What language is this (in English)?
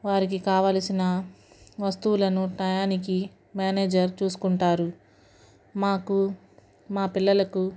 Telugu